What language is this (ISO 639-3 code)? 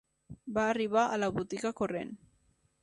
cat